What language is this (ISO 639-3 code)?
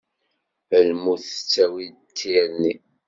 kab